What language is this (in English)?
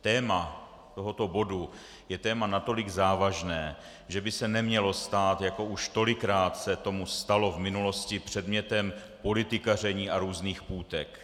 Czech